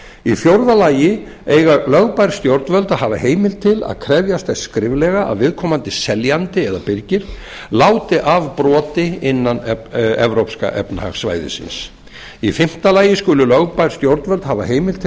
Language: Icelandic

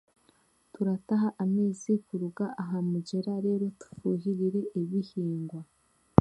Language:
Chiga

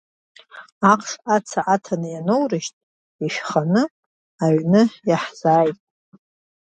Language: Abkhazian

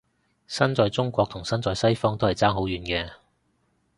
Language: Cantonese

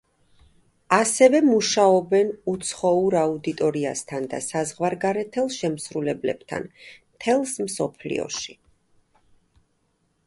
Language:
Georgian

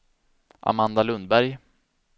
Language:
Swedish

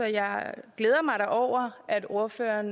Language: Danish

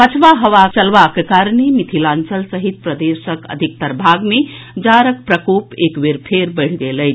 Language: Maithili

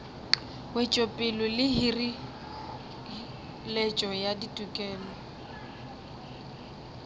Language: Northern Sotho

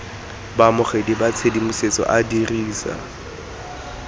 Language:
Tswana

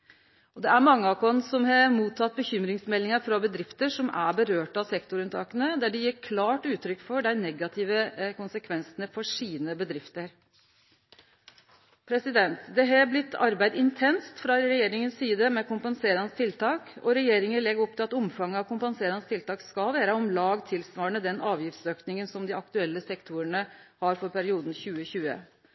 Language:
Norwegian Nynorsk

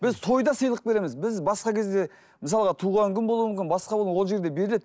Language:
Kazakh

